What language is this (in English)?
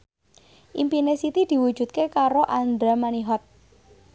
Javanese